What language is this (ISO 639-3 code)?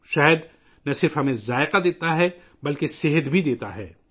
urd